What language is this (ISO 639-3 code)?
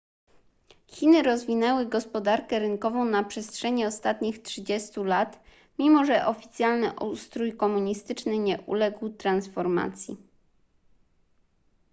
pol